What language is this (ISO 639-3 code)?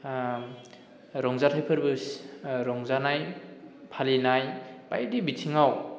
brx